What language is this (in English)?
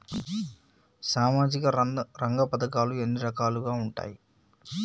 Telugu